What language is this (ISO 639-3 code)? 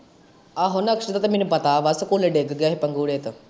pan